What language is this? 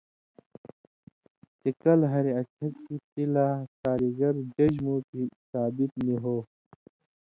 Indus Kohistani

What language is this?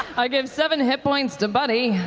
English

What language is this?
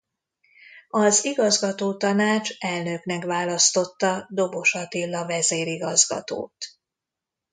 Hungarian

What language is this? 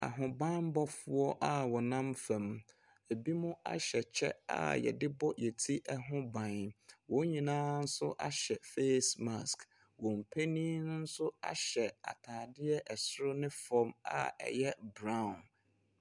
Akan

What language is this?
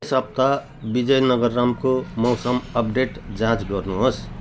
Nepali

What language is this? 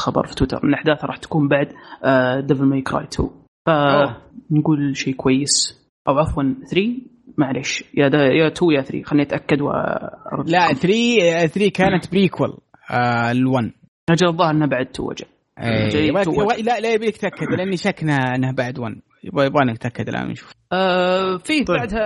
Arabic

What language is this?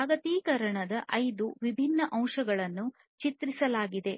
Kannada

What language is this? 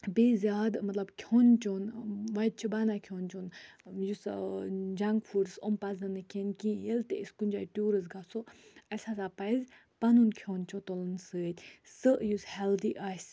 Kashmiri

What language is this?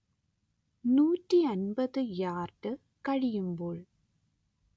Malayalam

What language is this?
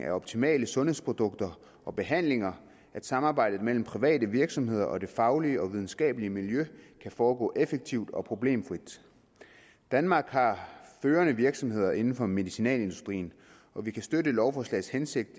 Danish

